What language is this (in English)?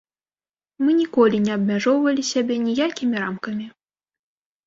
Belarusian